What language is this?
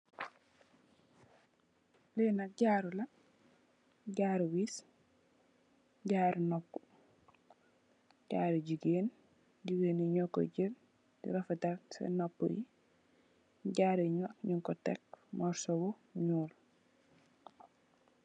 Wolof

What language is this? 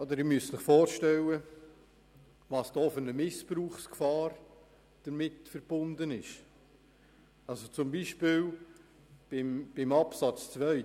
Swiss German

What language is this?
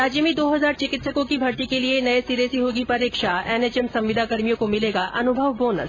Hindi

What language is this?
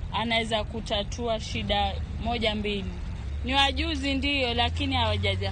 Swahili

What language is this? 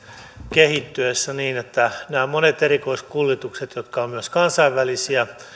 Finnish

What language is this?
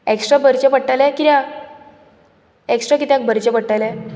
Konkani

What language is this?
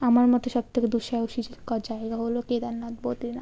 Bangla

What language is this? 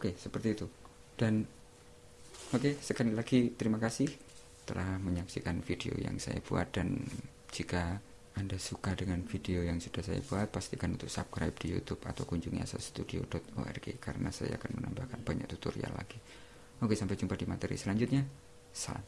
Indonesian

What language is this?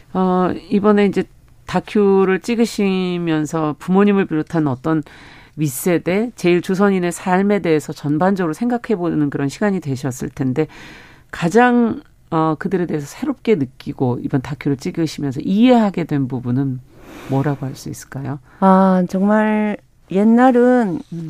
Korean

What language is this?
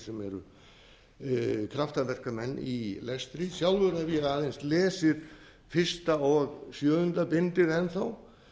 Icelandic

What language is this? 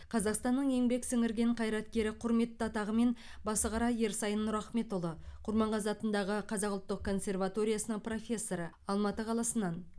Kazakh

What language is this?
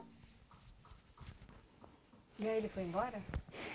Portuguese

